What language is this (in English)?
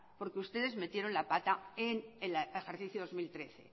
Spanish